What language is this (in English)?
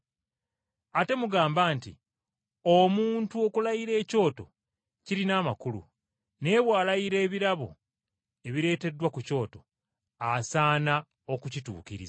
Ganda